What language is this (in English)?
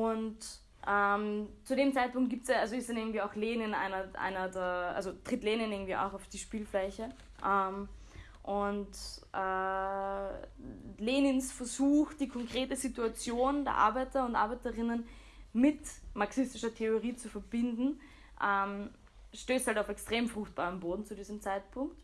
German